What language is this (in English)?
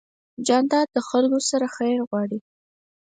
Pashto